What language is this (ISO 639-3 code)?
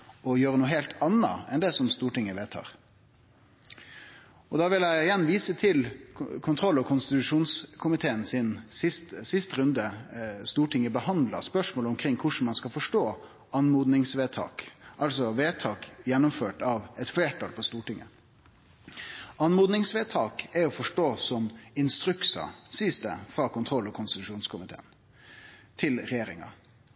nno